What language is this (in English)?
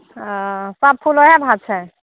Maithili